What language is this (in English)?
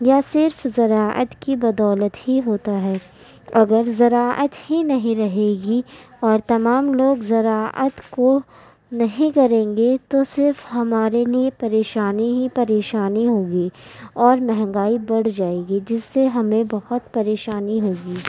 Urdu